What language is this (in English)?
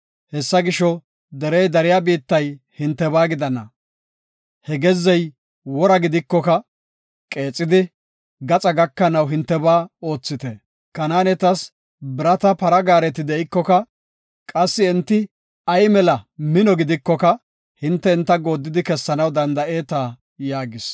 Gofa